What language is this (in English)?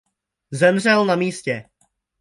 Czech